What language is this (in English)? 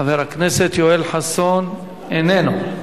Hebrew